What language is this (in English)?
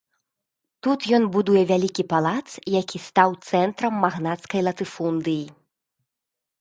Belarusian